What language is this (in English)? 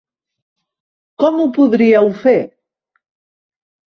Catalan